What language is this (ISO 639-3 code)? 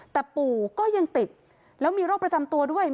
tha